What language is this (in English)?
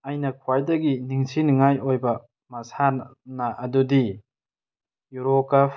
Manipuri